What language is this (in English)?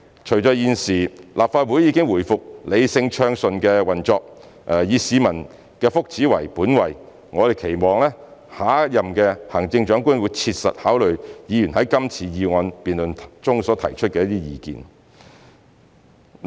Cantonese